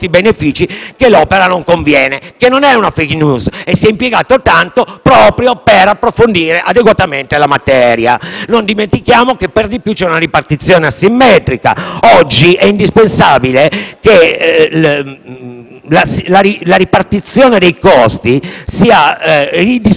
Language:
Italian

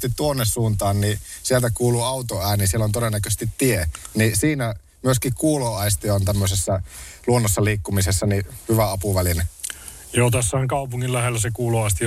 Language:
Finnish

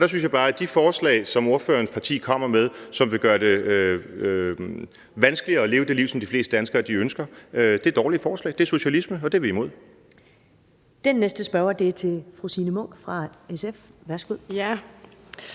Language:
Danish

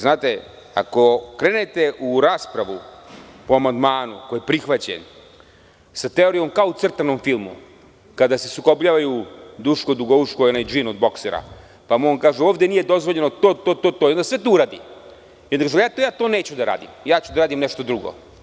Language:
Serbian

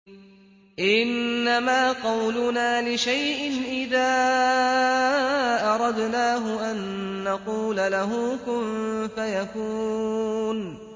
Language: Arabic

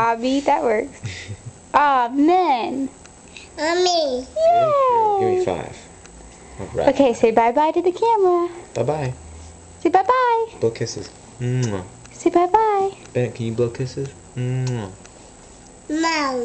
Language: English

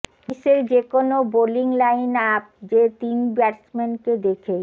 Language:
Bangla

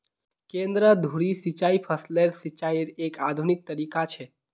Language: Magahi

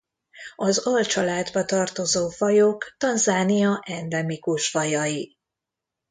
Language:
Hungarian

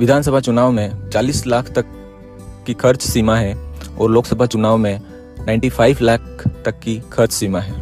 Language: Hindi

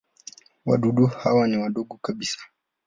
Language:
Swahili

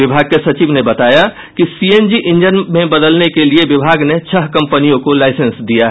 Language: Hindi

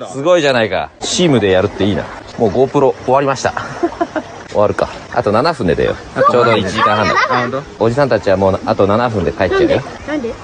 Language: Japanese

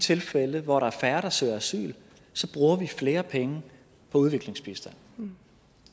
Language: Danish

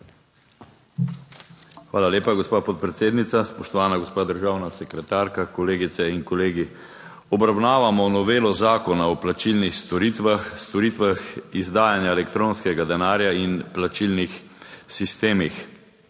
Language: Slovenian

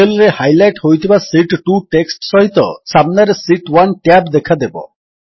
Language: Odia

